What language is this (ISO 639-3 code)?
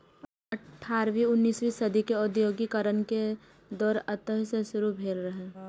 mai